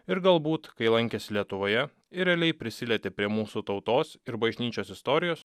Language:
Lithuanian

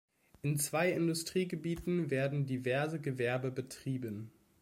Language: German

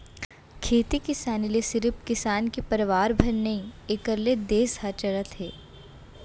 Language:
Chhattisgarhi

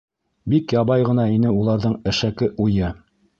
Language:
Bashkir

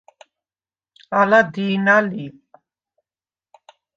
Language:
Svan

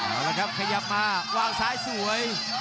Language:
Thai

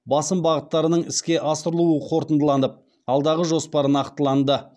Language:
Kazakh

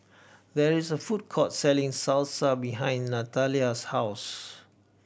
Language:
English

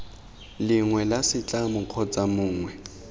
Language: Tswana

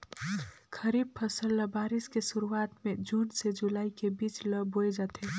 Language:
Chhattisgarhi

